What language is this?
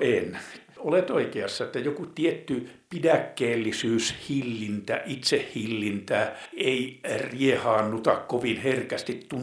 Finnish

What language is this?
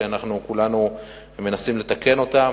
Hebrew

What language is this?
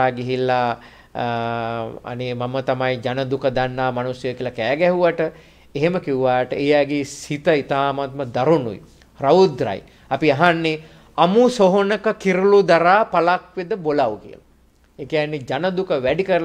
Indonesian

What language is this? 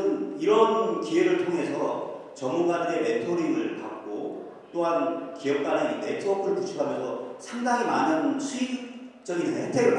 Korean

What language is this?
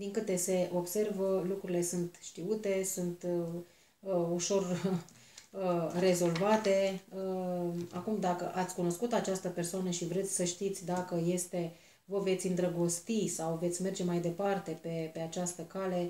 Romanian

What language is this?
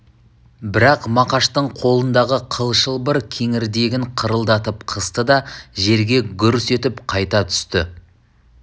Kazakh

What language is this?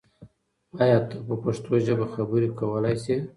Pashto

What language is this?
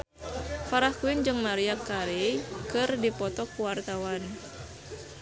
Sundanese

